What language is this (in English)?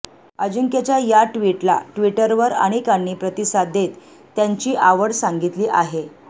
Marathi